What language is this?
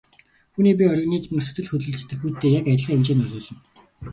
Mongolian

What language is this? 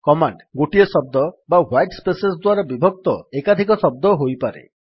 Odia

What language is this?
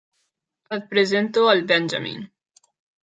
Catalan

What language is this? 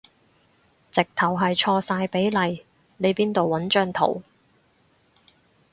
Cantonese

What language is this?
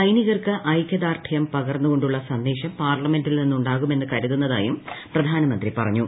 Malayalam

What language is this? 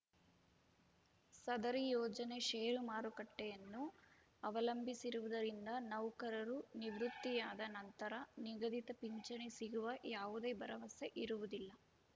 Kannada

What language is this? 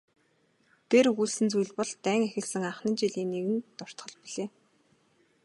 Mongolian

